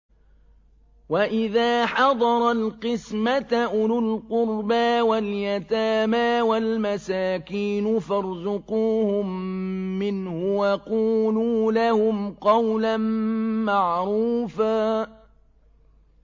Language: Arabic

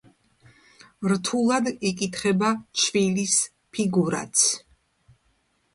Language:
Georgian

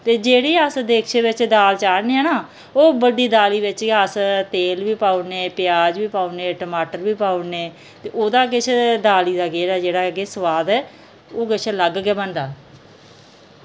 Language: Dogri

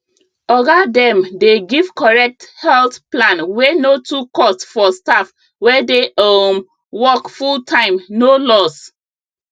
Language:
Nigerian Pidgin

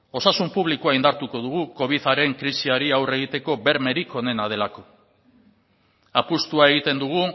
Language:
Basque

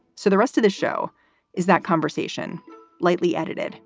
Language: English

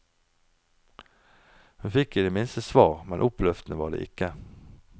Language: Norwegian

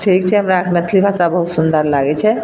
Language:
Maithili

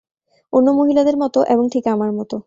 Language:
Bangla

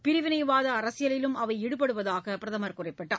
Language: Tamil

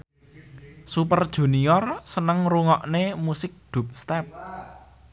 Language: Javanese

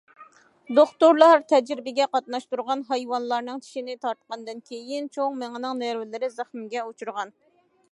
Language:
Uyghur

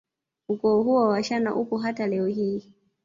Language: Swahili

